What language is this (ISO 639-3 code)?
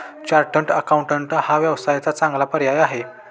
mar